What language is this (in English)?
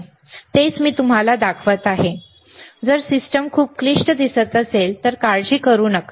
Marathi